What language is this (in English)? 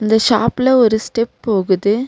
Tamil